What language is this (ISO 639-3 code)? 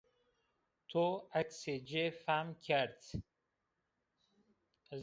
zza